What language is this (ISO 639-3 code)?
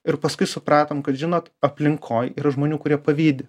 lit